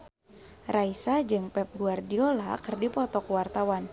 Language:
Sundanese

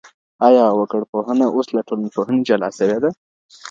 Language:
Pashto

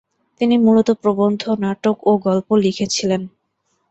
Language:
Bangla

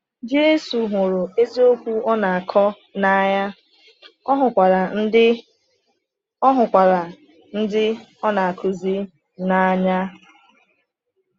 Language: Igbo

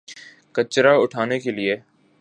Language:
Urdu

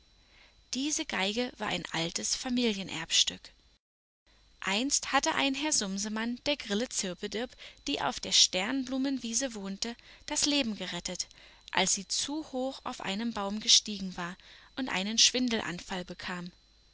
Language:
German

